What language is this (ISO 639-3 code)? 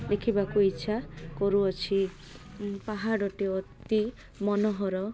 ori